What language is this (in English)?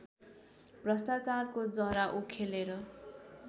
Nepali